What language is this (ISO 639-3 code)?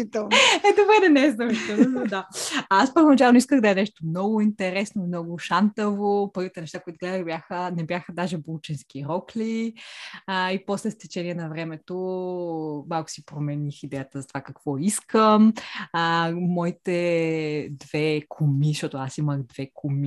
bul